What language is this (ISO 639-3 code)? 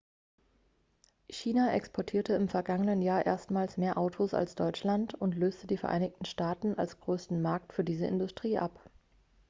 deu